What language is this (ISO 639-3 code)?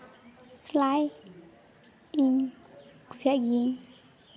sat